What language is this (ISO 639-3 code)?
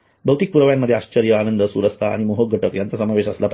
mar